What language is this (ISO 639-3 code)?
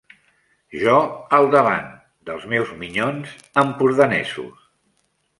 cat